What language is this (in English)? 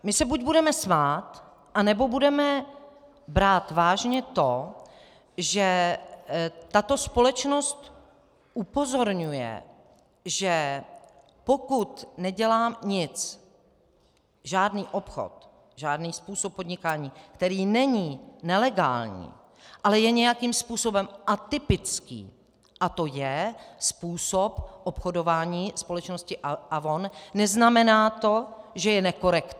Czech